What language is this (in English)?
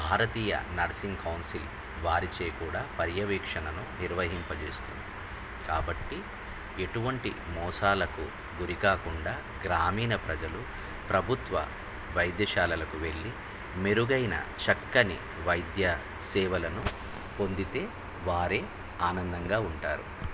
Telugu